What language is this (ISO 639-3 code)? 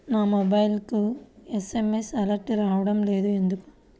tel